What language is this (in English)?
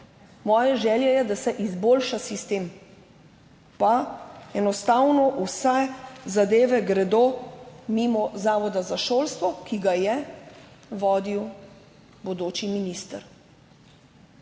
Slovenian